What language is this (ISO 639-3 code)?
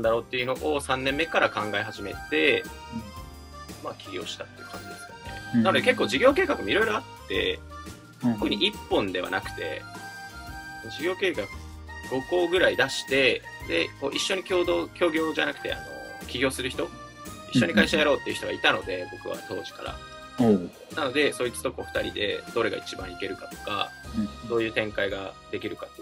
jpn